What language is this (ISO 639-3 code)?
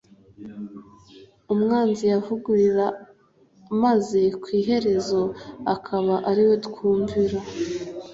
kin